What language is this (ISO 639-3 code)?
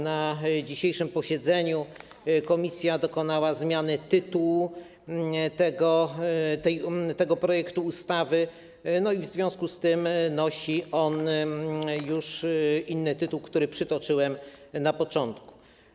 pol